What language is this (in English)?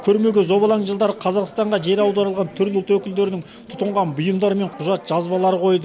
Kazakh